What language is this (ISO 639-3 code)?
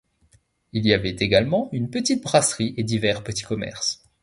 fra